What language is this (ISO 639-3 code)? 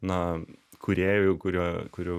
lit